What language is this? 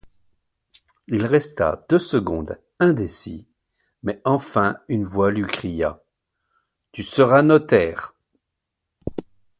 French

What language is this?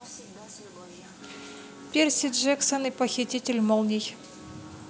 Russian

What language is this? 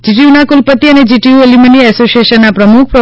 Gujarati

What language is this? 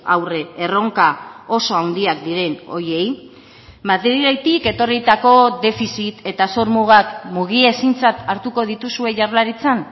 Basque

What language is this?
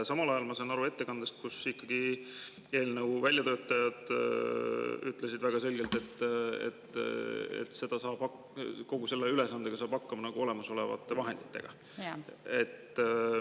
Estonian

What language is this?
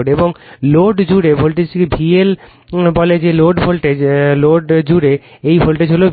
Bangla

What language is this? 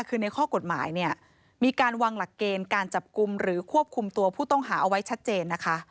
Thai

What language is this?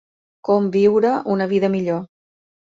Catalan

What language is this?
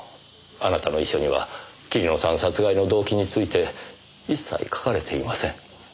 Japanese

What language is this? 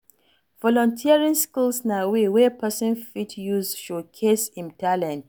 Nigerian Pidgin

